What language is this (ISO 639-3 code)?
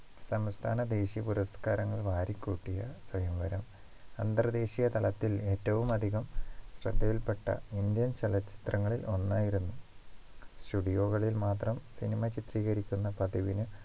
mal